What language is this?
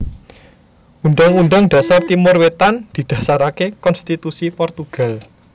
Javanese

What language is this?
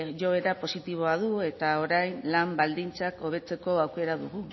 Basque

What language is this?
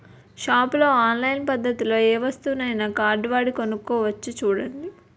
Telugu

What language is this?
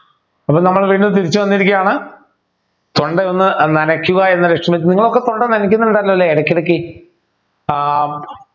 Malayalam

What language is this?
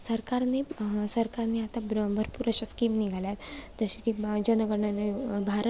Marathi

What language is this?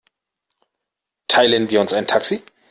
German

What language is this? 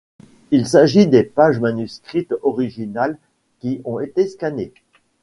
French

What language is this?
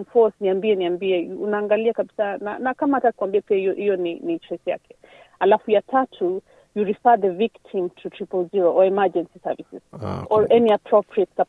Swahili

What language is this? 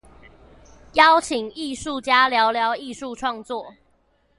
Chinese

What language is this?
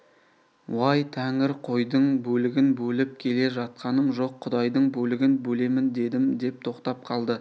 Kazakh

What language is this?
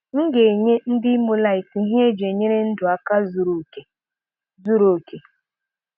Igbo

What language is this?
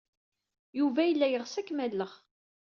Kabyle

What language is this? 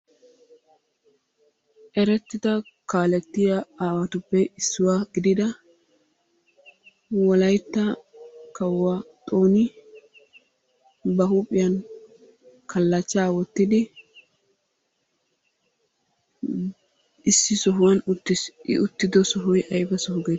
Wolaytta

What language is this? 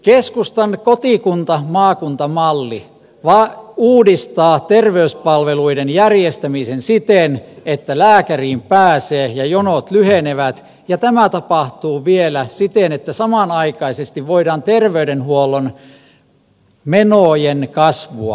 Finnish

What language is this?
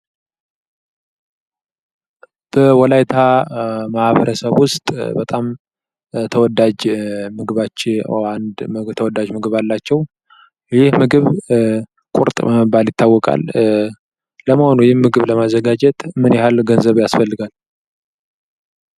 Amharic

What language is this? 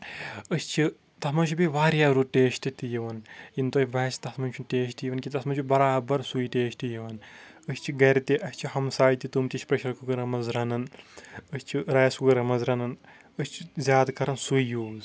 Kashmiri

